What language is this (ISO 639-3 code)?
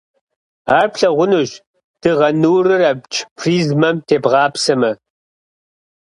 kbd